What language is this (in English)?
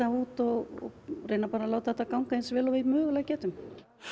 Icelandic